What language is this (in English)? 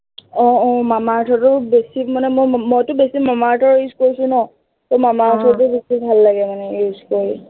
Assamese